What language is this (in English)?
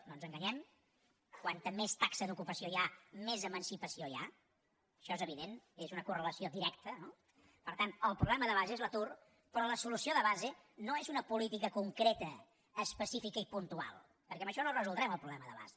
Catalan